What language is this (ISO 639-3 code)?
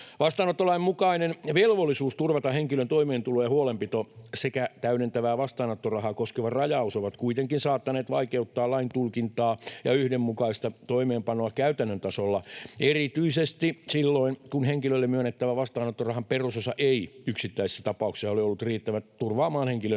fin